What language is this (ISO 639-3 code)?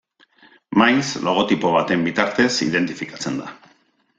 eus